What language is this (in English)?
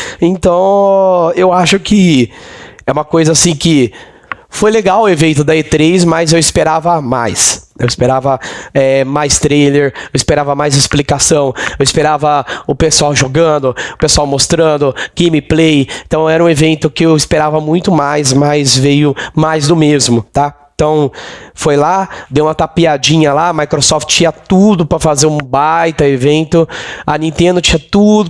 Portuguese